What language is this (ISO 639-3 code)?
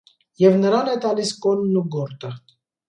hye